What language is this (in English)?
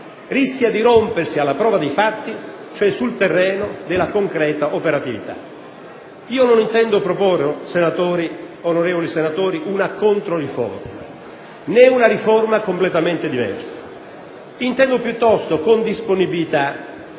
Italian